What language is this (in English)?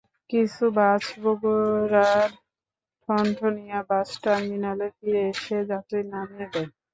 Bangla